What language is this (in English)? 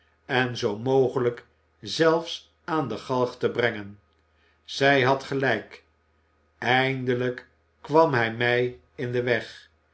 Dutch